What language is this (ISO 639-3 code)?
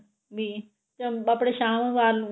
pan